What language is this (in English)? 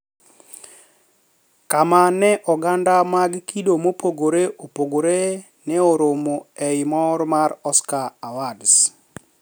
Luo (Kenya and Tanzania)